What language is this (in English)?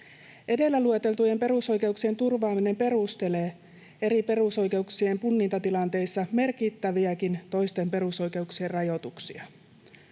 Finnish